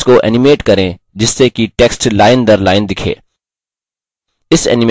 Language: Hindi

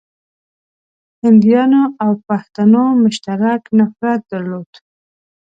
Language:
Pashto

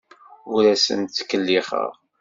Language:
Kabyle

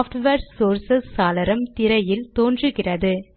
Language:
Tamil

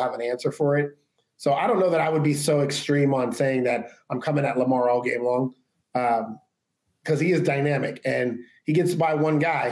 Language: English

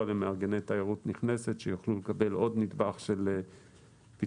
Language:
Hebrew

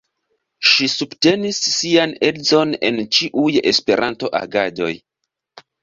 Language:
Esperanto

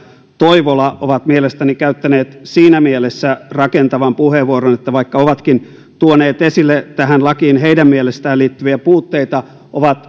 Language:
Finnish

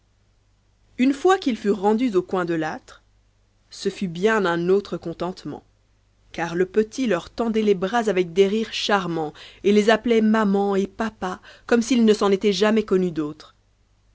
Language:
French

